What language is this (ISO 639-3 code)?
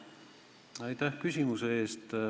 est